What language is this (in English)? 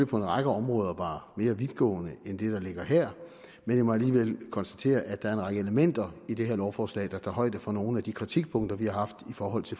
Danish